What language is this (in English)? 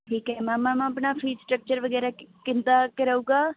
Punjabi